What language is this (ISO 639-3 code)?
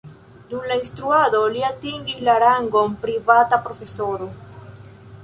epo